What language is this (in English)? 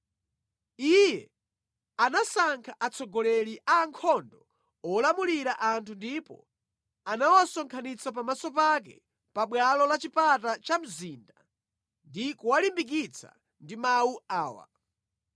Nyanja